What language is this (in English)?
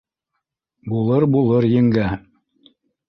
Bashkir